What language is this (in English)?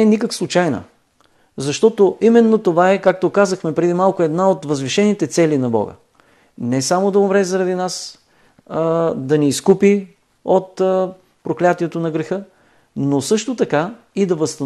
Bulgarian